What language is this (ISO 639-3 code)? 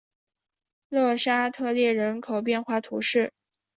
zho